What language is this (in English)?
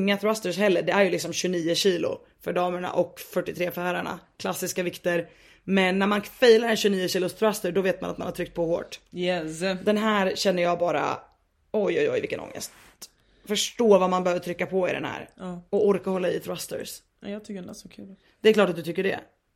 Swedish